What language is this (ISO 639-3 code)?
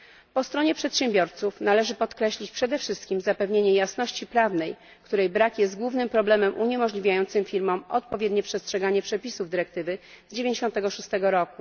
pol